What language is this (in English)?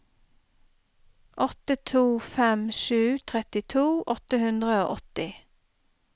Norwegian